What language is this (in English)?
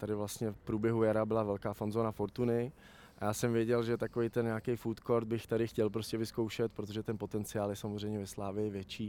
Czech